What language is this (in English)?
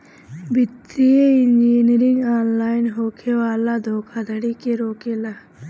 Bhojpuri